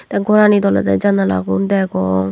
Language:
Chakma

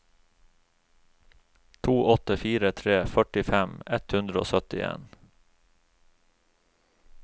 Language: Norwegian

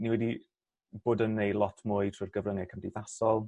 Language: Welsh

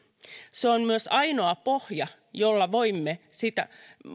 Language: Finnish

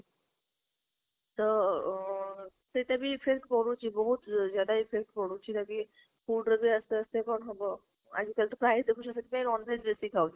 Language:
Odia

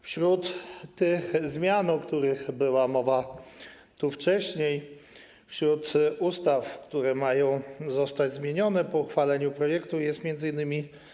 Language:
Polish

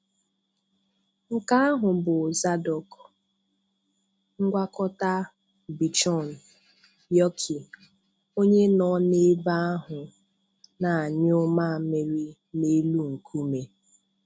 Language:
Igbo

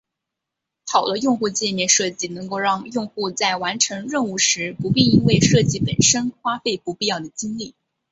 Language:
Chinese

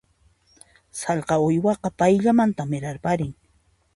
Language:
Puno Quechua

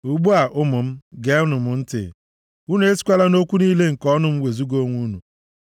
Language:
Igbo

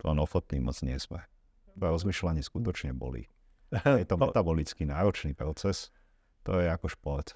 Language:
Slovak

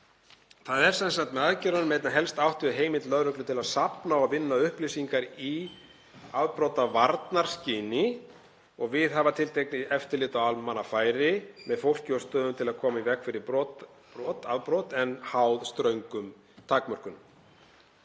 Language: Icelandic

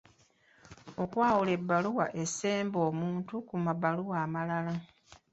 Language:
Ganda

